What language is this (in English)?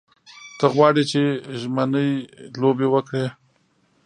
Pashto